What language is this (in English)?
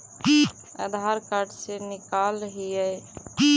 Magahi